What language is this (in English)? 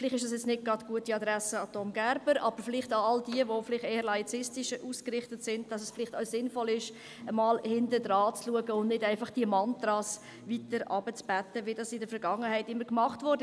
Swiss German